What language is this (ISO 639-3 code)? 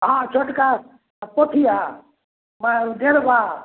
mai